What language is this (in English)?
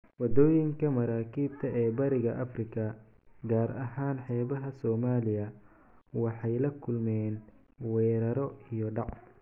Somali